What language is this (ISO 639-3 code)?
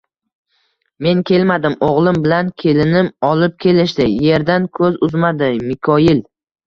uzb